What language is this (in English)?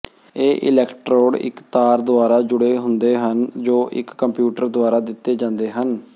Punjabi